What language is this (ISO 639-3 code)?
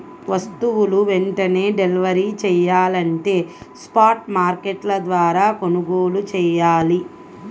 tel